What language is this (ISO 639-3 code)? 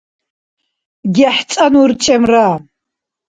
dar